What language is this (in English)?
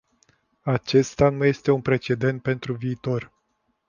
Romanian